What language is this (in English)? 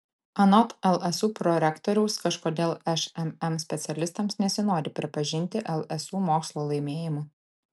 Lithuanian